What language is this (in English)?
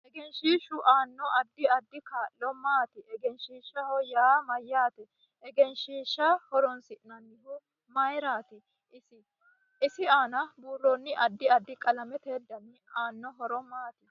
Sidamo